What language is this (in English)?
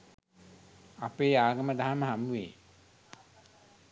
Sinhala